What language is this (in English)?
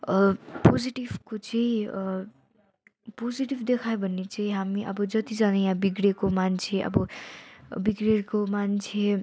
Nepali